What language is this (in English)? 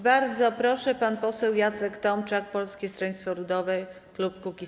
Polish